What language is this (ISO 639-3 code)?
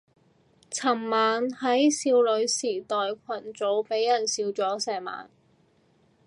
yue